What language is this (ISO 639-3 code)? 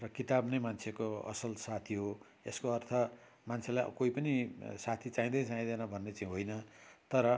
nep